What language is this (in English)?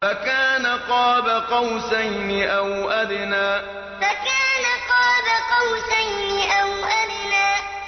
Arabic